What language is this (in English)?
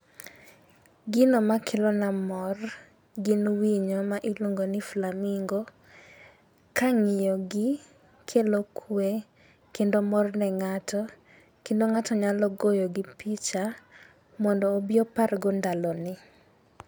Luo (Kenya and Tanzania)